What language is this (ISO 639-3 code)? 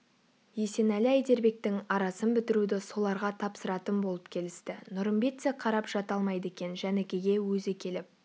kaz